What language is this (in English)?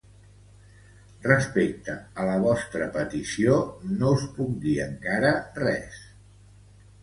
Catalan